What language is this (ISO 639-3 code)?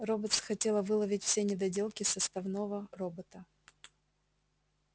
rus